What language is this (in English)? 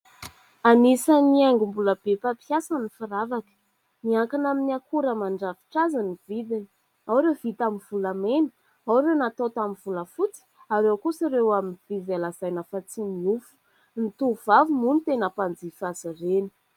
Malagasy